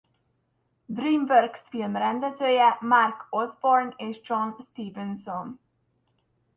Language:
Hungarian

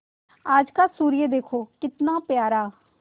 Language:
Hindi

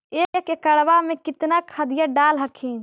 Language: Magahi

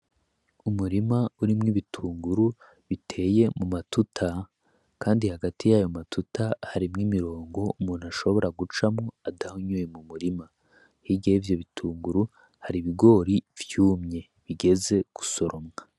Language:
Rundi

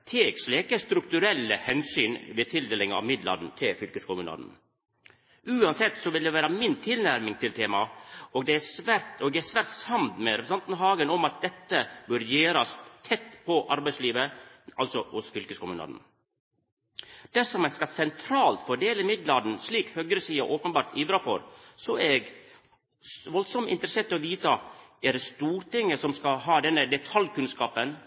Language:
Norwegian Nynorsk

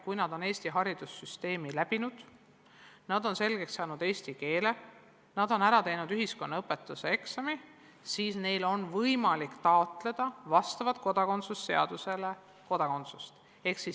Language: Estonian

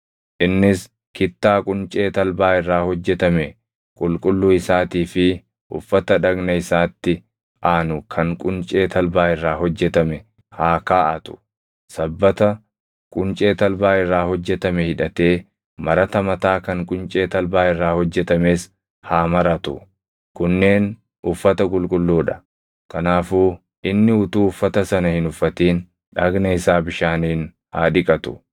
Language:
Oromo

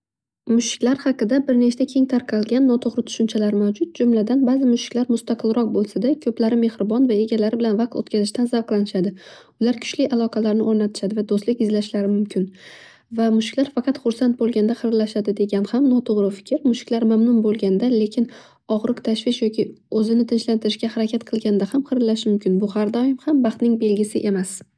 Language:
Uzbek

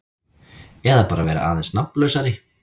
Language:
Icelandic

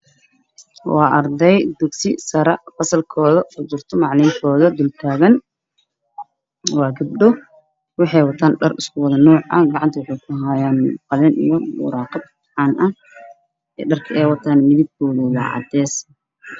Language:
Somali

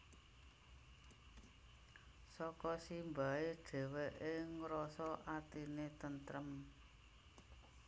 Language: Javanese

